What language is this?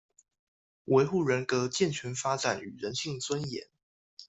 Chinese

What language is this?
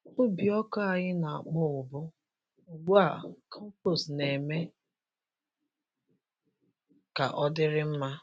Igbo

